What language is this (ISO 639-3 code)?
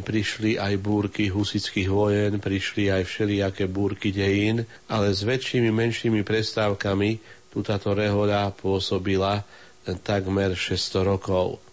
slk